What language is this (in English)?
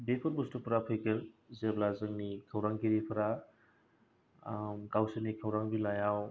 Bodo